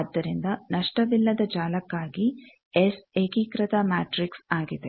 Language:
Kannada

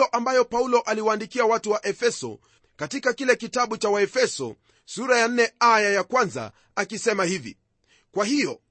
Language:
Swahili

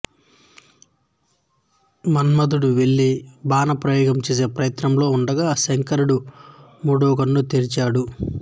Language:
Telugu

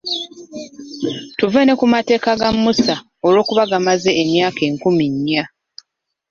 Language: Ganda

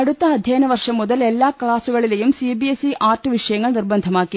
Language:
Malayalam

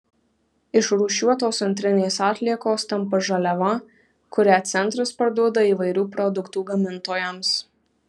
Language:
Lithuanian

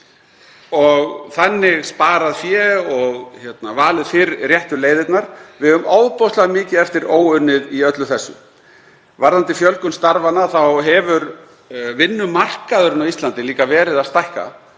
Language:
Icelandic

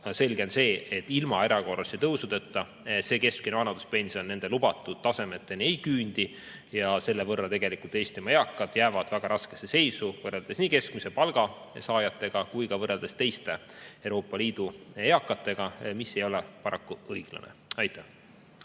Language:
Estonian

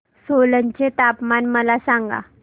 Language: Marathi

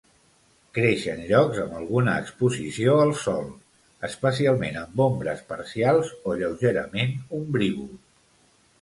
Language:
Catalan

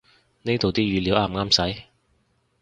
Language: Cantonese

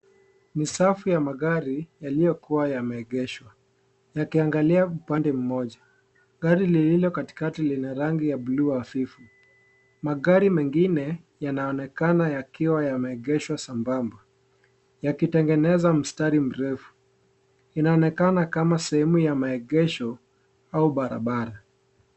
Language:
Swahili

